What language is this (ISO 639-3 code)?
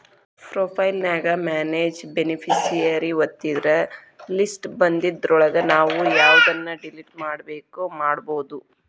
kan